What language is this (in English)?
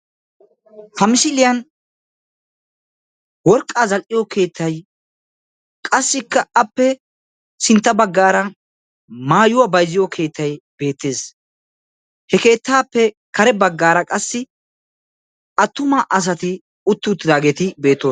Wolaytta